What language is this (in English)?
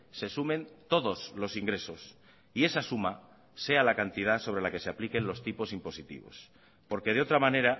Spanish